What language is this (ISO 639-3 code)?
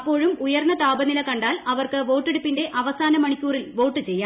mal